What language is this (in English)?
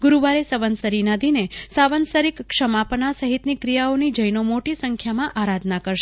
Gujarati